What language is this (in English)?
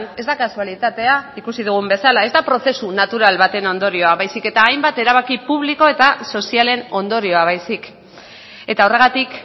Basque